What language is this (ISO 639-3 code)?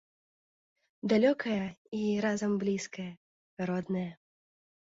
bel